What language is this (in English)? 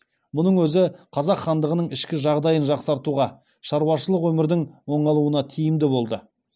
Kazakh